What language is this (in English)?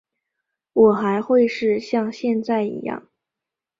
Chinese